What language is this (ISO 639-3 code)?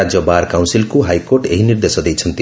ori